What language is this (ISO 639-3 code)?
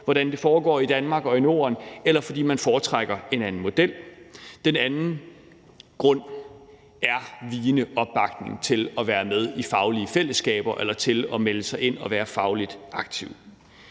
dan